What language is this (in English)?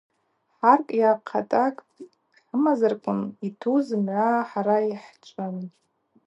Abaza